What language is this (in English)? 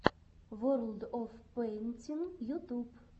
Russian